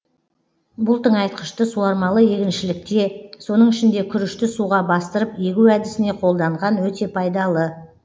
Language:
Kazakh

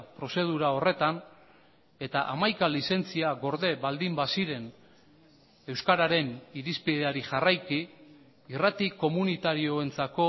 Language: Basque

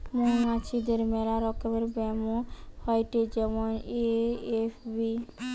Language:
Bangla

